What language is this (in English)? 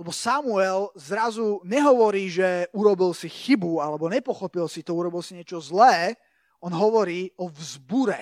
Slovak